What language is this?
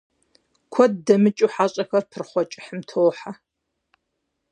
Kabardian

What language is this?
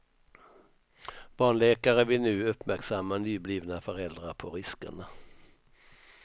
Swedish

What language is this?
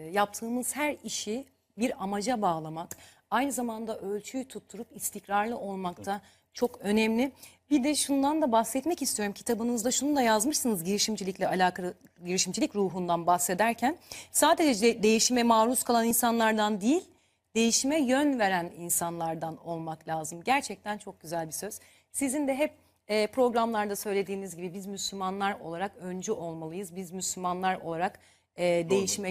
Turkish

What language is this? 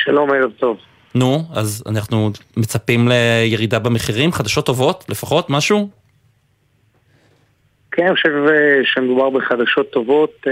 Hebrew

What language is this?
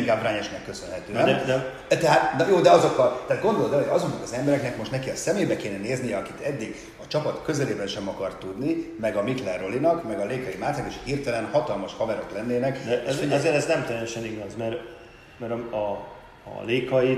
Hungarian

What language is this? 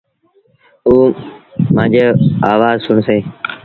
Sindhi Bhil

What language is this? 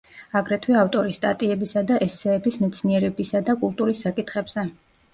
Georgian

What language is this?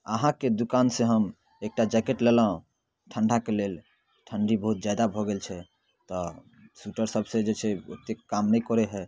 Maithili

